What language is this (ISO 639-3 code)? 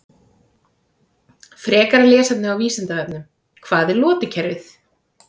isl